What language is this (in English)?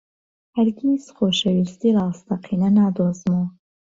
Central Kurdish